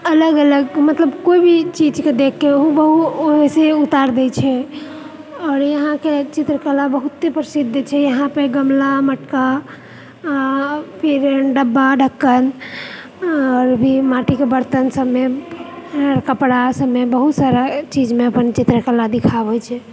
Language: Maithili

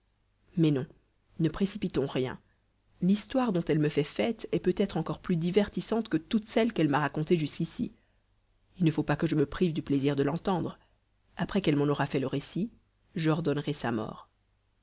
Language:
French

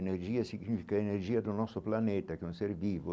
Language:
Portuguese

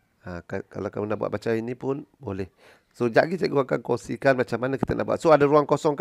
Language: Malay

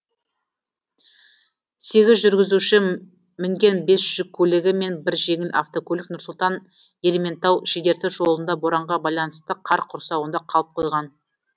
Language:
Kazakh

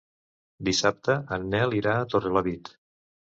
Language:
Catalan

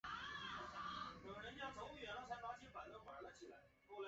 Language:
Chinese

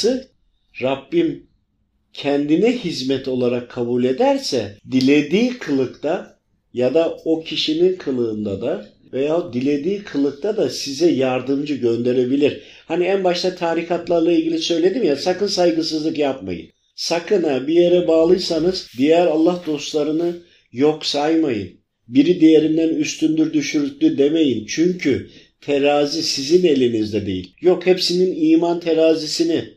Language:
Turkish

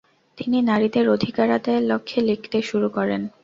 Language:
Bangla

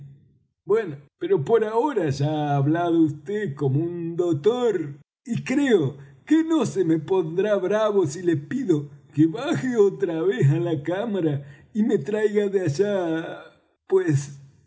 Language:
Spanish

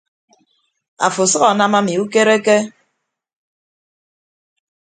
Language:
Ibibio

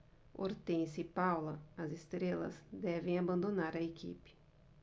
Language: Portuguese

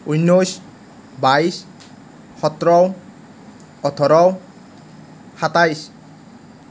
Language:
Assamese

